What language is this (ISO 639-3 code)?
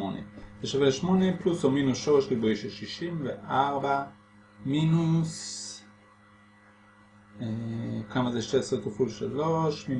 heb